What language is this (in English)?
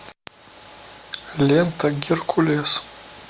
Russian